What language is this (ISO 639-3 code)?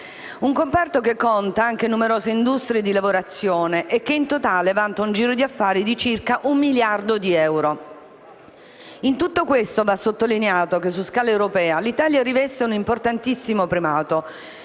ita